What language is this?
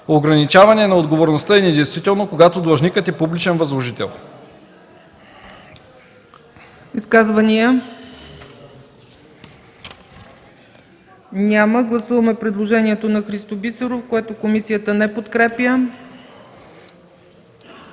Bulgarian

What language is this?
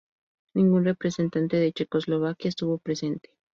Spanish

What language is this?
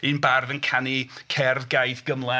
Welsh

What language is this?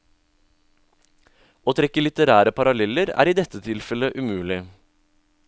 Norwegian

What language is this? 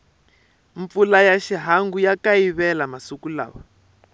Tsonga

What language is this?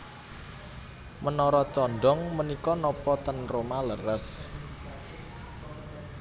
Javanese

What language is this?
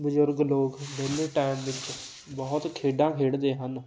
Punjabi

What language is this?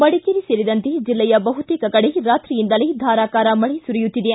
Kannada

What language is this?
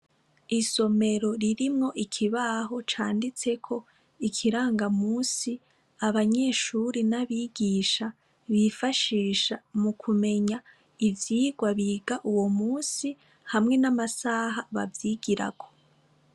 Rundi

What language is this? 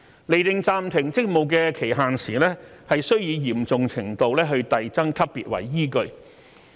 Cantonese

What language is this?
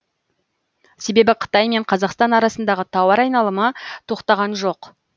Kazakh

